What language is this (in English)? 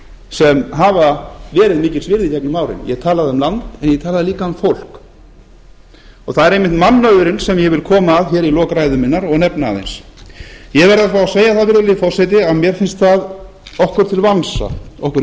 Icelandic